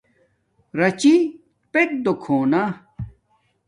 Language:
Domaaki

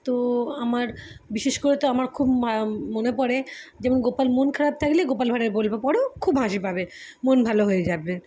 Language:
Bangla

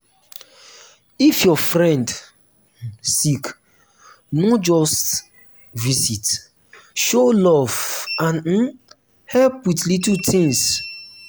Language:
Nigerian Pidgin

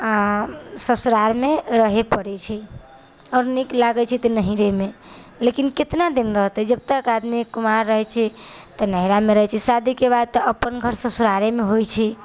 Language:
Maithili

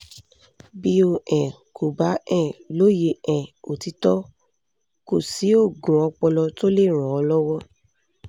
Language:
Yoruba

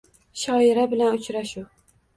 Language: Uzbek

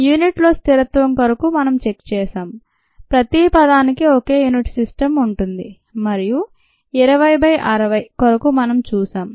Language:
Telugu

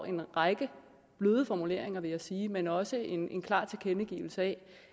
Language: Danish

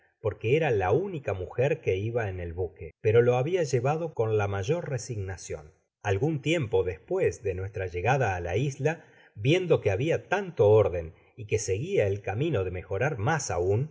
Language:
Spanish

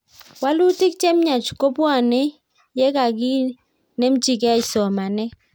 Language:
Kalenjin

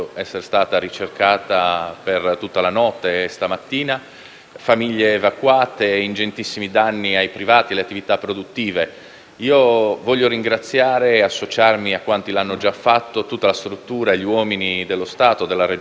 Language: Italian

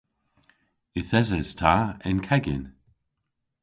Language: Cornish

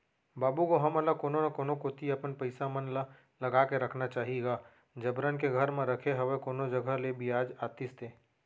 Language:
Chhattisgarhi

